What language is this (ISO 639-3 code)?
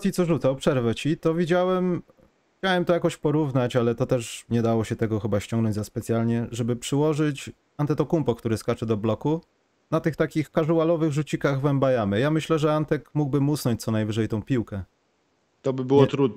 pol